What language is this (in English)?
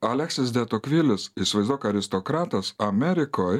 Lithuanian